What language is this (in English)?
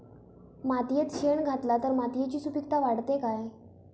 Marathi